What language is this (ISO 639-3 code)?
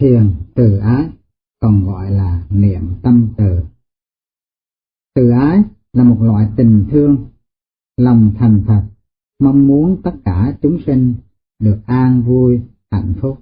vie